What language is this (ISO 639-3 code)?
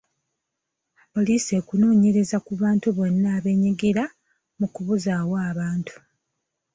lug